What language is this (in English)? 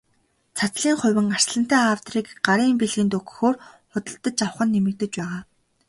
Mongolian